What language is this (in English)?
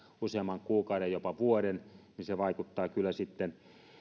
Finnish